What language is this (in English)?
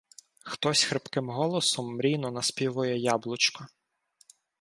Ukrainian